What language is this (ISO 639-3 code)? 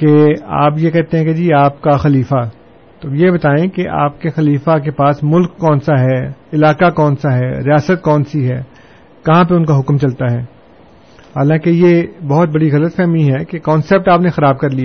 urd